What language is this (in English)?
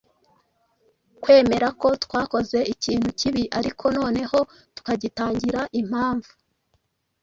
Kinyarwanda